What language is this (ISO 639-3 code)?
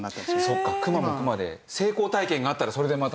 jpn